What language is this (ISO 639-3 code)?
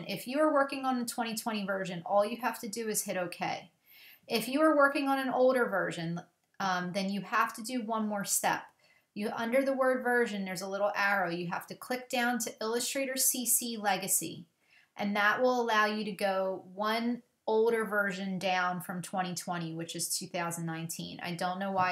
eng